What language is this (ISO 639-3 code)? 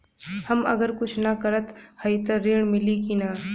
bho